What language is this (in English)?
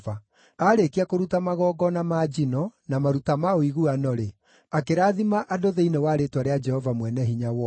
Kikuyu